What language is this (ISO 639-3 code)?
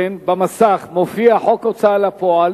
heb